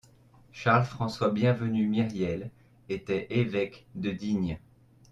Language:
French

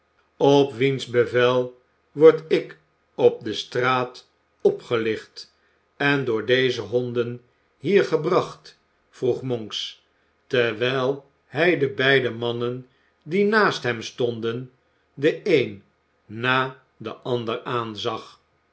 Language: Dutch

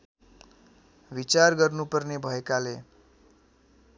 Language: Nepali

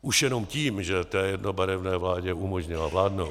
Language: Czech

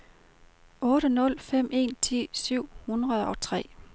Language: Danish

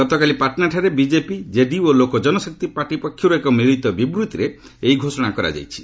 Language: Odia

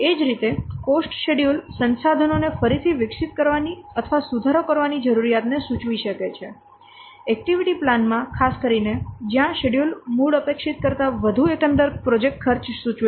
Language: Gujarati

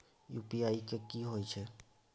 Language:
Maithili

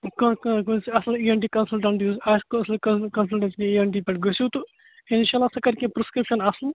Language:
Kashmiri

